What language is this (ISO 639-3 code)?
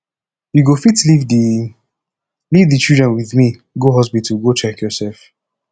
pcm